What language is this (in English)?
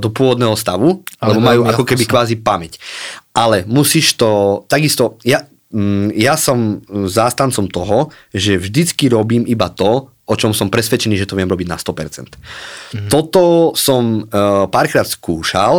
Slovak